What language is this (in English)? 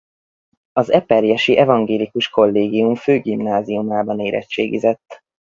Hungarian